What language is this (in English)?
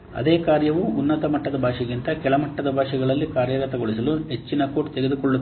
Kannada